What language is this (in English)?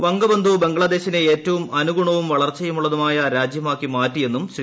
Malayalam